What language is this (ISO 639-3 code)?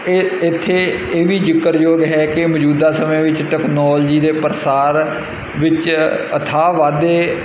pan